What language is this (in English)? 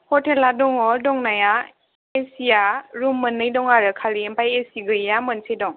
Bodo